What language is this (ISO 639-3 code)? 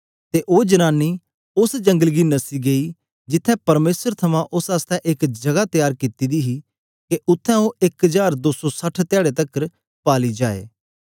doi